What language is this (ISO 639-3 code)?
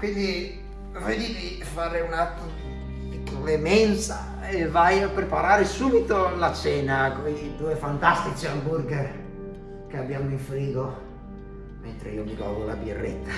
ita